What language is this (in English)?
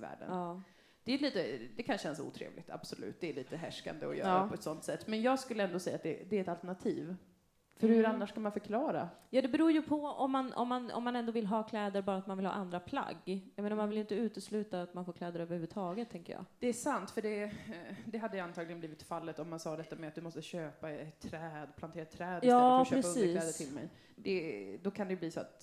Swedish